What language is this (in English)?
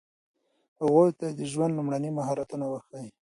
Pashto